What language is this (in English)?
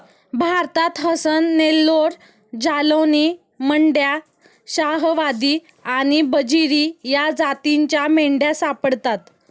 Marathi